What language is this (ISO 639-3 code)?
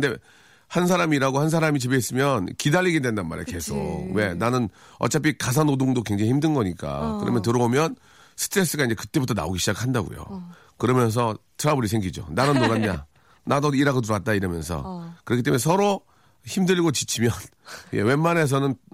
kor